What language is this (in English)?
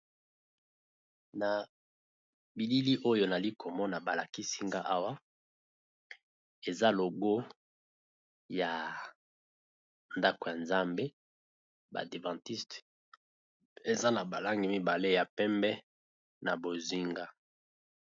Lingala